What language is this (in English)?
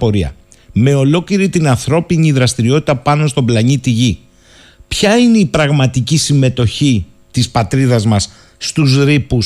Greek